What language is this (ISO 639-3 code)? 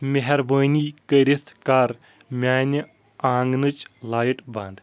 kas